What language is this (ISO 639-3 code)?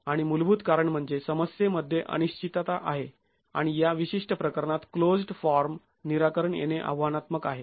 mar